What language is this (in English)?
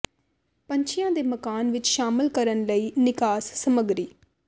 Punjabi